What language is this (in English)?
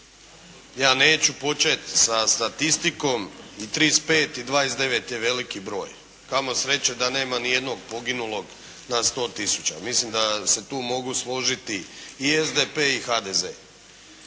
Croatian